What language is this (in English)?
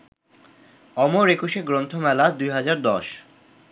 Bangla